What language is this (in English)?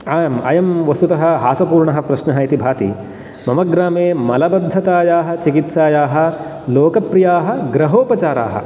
Sanskrit